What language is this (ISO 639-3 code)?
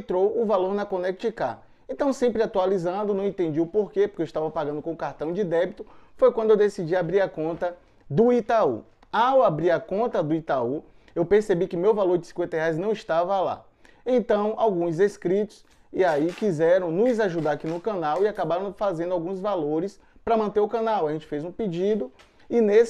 por